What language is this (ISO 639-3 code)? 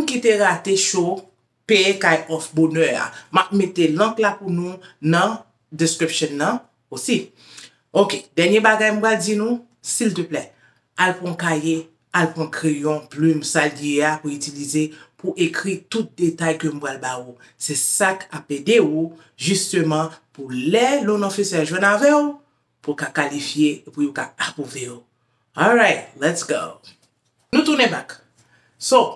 fra